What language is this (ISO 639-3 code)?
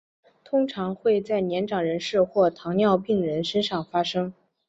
zho